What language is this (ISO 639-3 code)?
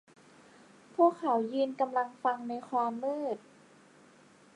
tha